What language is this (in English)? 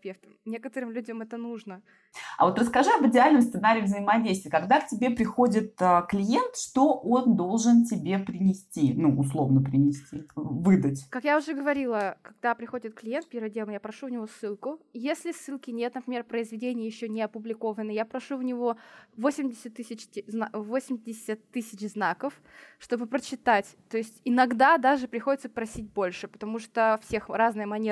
Russian